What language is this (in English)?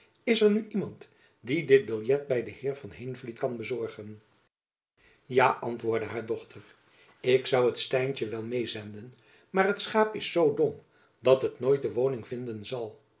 Dutch